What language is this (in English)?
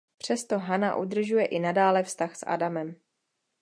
Czech